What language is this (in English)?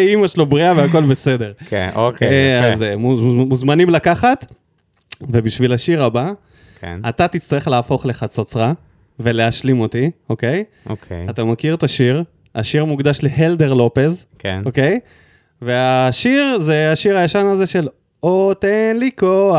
Hebrew